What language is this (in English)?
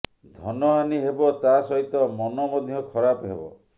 Odia